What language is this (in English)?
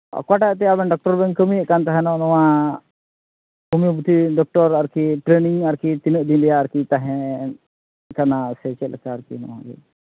Santali